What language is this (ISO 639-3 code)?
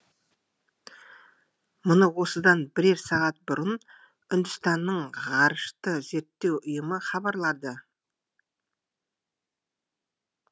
kaz